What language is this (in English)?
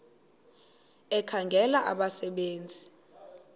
Xhosa